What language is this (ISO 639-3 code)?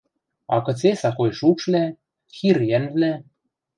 mrj